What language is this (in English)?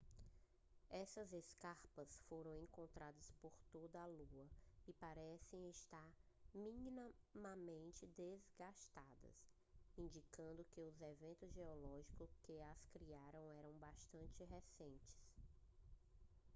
Portuguese